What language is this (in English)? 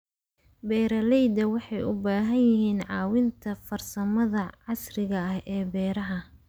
Somali